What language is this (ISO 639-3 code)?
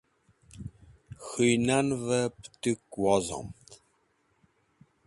wbl